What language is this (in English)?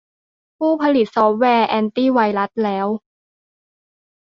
Thai